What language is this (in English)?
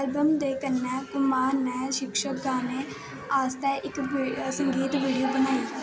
Dogri